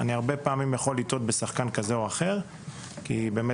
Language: Hebrew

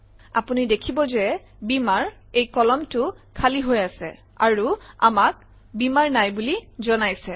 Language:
Assamese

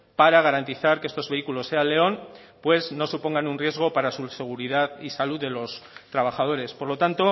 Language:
Spanish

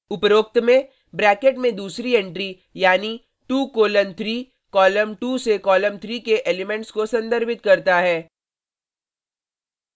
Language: Hindi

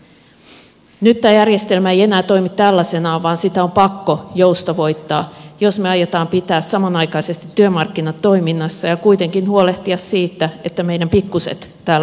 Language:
Finnish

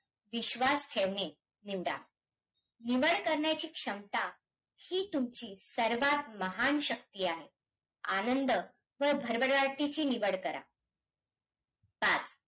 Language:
Marathi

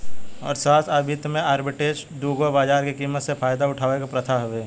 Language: Bhojpuri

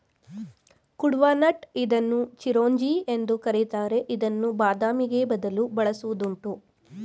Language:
Kannada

